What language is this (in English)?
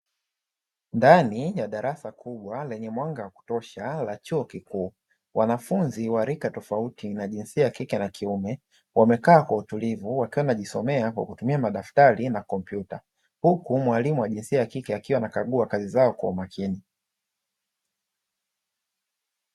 Swahili